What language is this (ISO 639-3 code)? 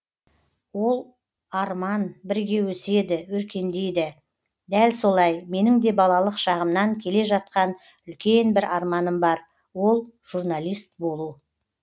kaz